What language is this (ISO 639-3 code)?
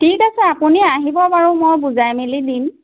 asm